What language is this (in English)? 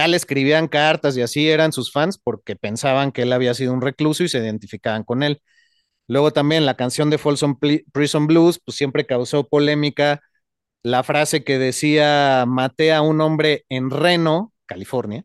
Spanish